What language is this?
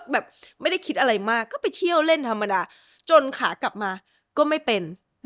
Thai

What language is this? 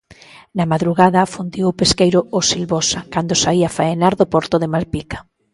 Galician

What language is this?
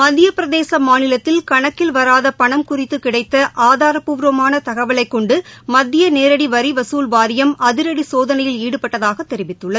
Tamil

